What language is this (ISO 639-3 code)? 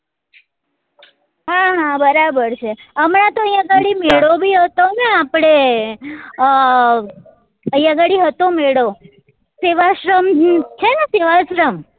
guj